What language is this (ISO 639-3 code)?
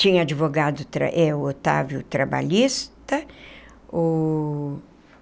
por